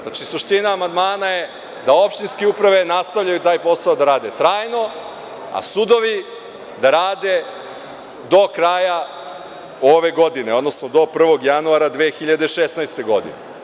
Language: Serbian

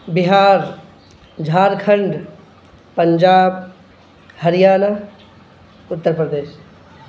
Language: Urdu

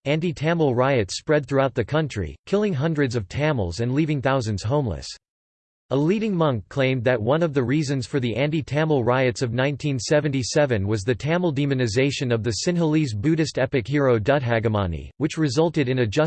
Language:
English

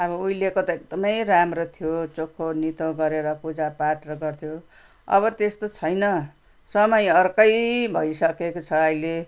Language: Nepali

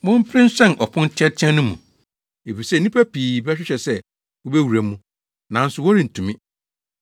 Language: Akan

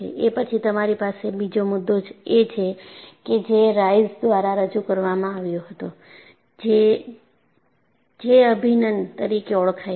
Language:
Gujarati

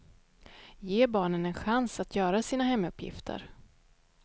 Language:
Swedish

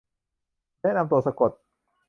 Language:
Thai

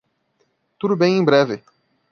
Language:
Portuguese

